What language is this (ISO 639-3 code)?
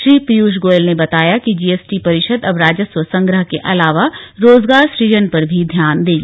hin